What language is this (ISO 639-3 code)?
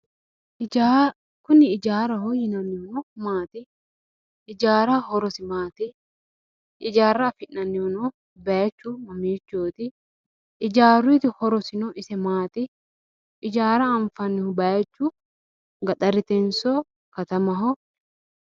sid